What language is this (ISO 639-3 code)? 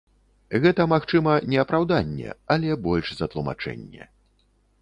bel